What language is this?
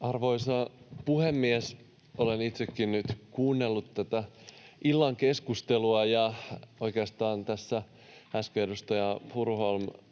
Finnish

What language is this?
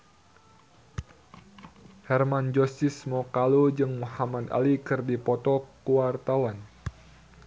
Sundanese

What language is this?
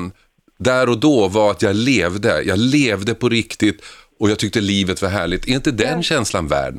Swedish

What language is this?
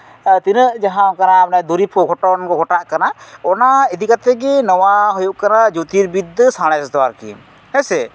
Santali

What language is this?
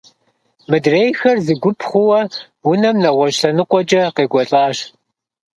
Kabardian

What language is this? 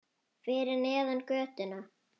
Icelandic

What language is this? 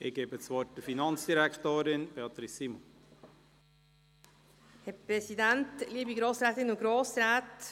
Swiss German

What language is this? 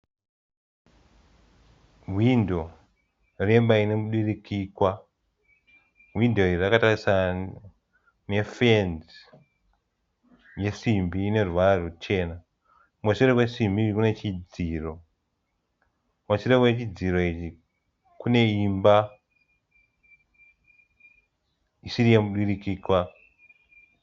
Shona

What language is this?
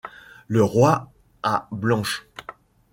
French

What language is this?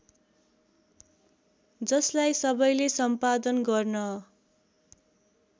Nepali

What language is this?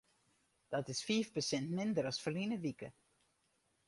Western Frisian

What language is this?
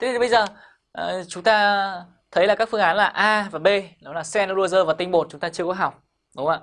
Vietnamese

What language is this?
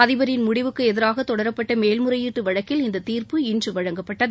Tamil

